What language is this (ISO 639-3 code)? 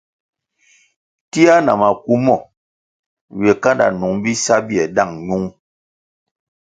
nmg